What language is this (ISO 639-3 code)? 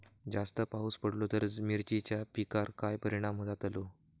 mar